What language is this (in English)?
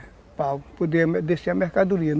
Portuguese